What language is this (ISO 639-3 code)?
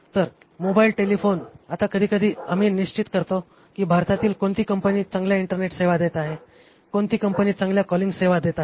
mar